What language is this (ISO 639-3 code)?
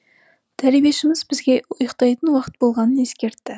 kaz